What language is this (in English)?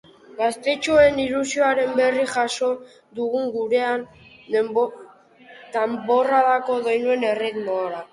Basque